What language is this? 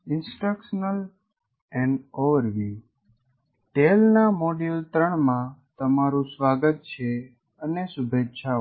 Gujarati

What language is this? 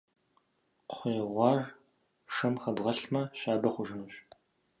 Kabardian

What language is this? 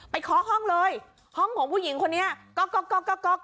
Thai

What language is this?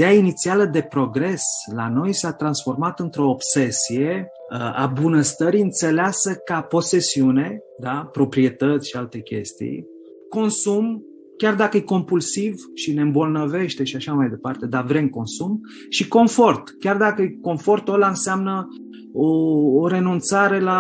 Romanian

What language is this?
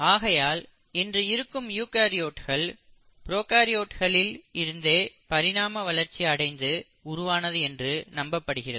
Tamil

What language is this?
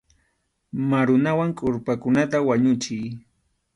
Arequipa-La Unión Quechua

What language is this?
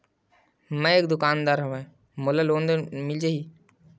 Chhattisgarhi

